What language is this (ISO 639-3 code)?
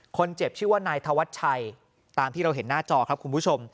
tha